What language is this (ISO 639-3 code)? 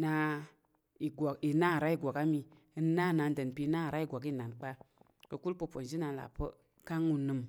yer